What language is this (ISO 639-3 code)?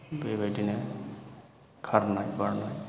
brx